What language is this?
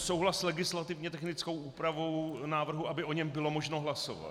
Czech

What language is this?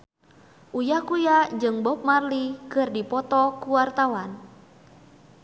Sundanese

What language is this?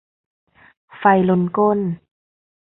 Thai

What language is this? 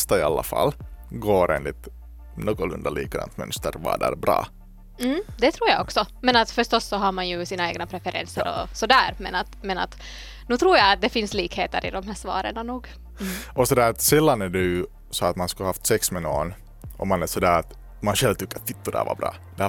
Swedish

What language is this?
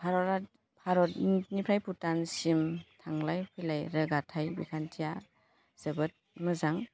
Bodo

